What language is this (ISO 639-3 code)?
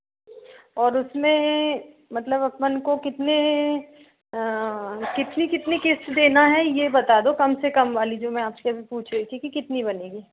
hin